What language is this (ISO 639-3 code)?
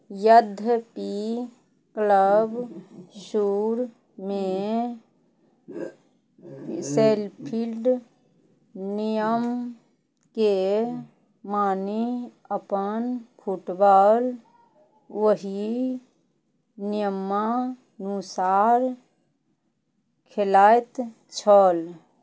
mai